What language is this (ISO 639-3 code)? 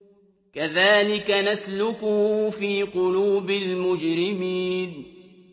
ara